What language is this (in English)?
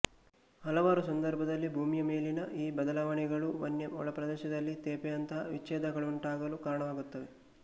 Kannada